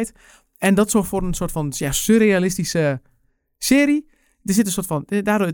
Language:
Dutch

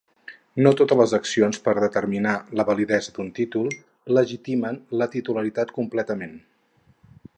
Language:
Catalan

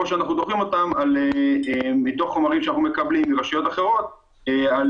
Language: Hebrew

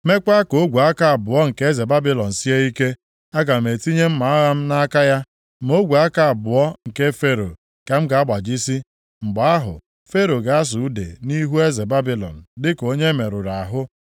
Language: Igbo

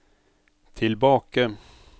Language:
Norwegian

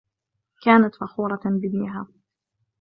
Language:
Arabic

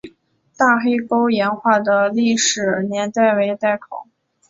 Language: Chinese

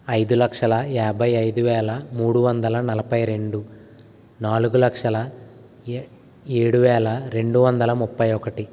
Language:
Telugu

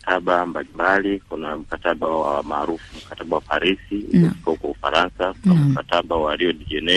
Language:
Swahili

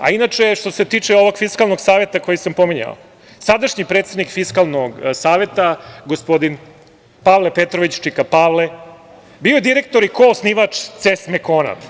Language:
Serbian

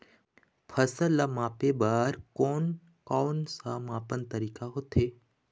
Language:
Chhattisgarhi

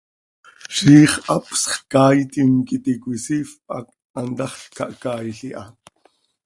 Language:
Seri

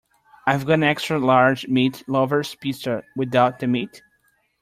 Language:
English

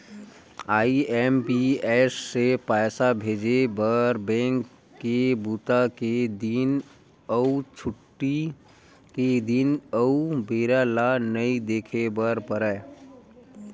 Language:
Chhattisgarhi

